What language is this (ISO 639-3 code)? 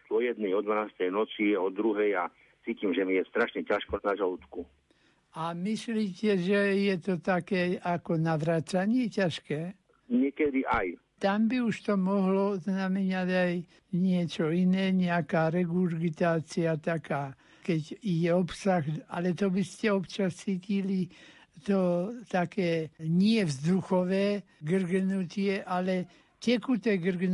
slk